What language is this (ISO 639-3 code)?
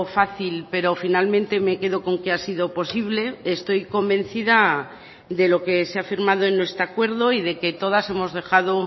spa